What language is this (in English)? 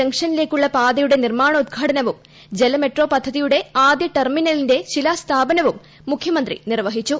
Malayalam